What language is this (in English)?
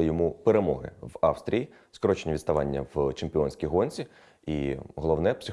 Ukrainian